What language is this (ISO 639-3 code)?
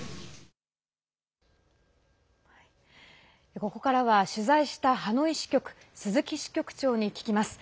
jpn